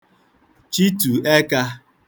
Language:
Igbo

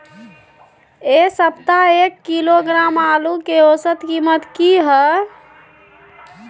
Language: Maithili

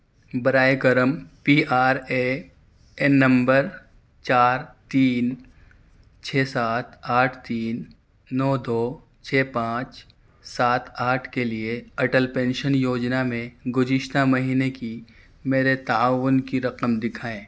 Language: Urdu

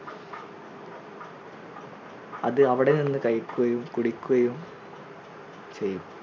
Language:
Malayalam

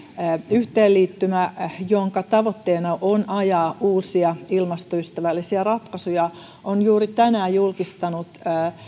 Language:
Finnish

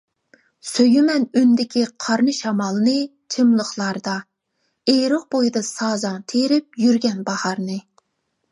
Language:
Uyghur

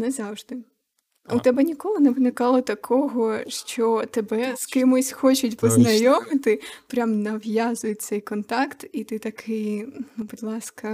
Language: Ukrainian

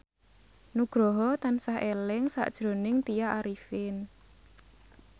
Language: Javanese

